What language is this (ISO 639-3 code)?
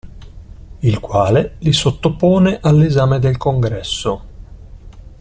ita